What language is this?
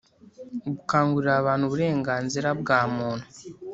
Kinyarwanda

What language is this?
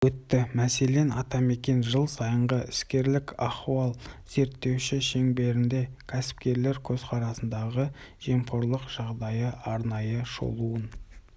Kazakh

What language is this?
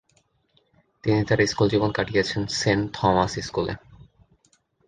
Bangla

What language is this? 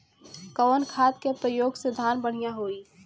Bhojpuri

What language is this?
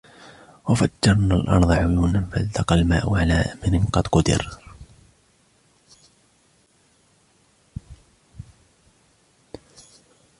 Arabic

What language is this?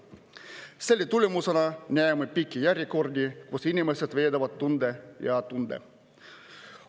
Estonian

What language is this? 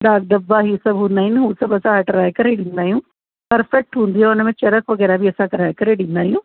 Sindhi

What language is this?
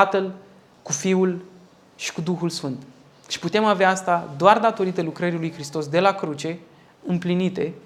Romanian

